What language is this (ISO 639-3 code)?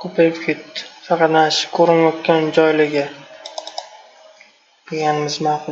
tur